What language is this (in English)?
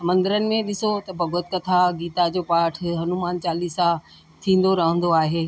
Sindhi